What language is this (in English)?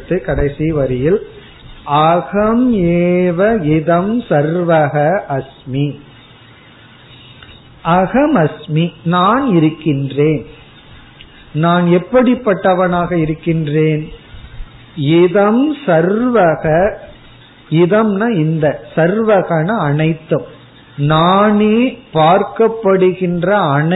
Tamil